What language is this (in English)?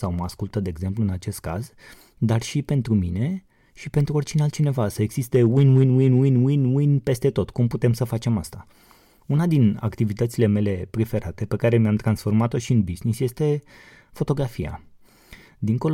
Romanian